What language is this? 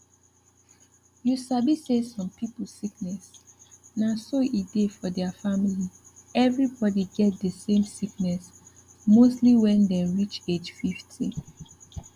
Nigerian Pidgin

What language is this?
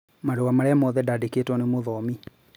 Kikuyu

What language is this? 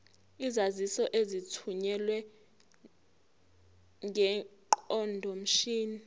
Zulu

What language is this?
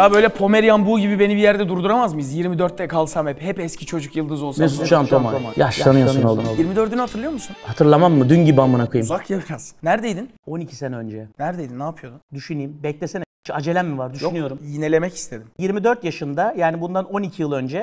Turkish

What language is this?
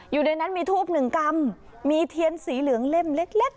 Thai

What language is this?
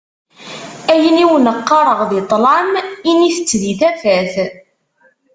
Kabyle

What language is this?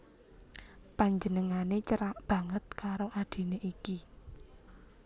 Javanese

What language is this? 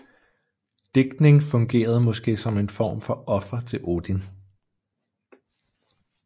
Danish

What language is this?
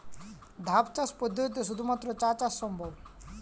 Bangla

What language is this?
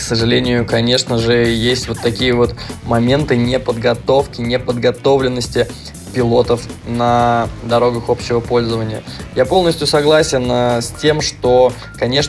Russian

